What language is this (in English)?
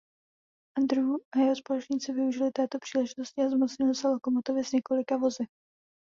Czech